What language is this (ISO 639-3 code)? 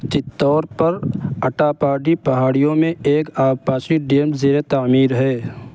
urd